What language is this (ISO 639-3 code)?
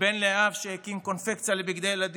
heb